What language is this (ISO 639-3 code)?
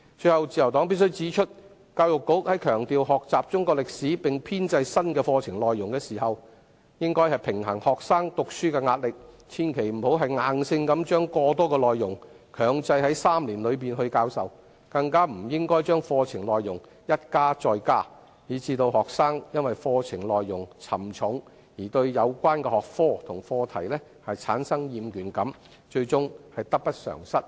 yue